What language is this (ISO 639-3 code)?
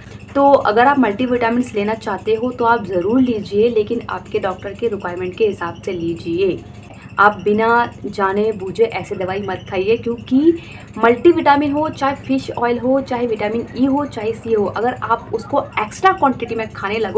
hin